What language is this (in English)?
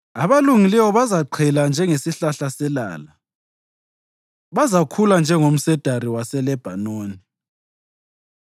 North Ndebele